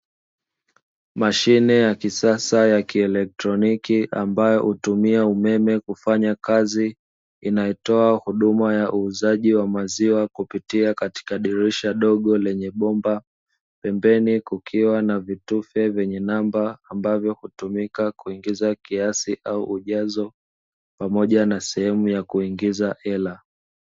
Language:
Swahili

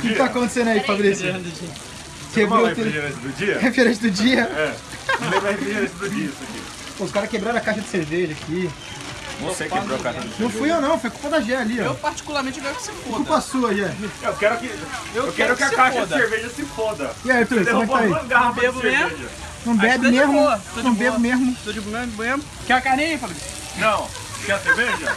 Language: Portuguese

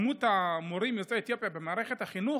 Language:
Hebrew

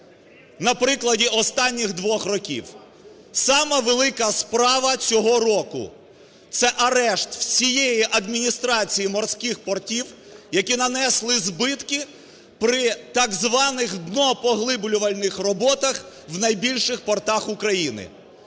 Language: Ukrainian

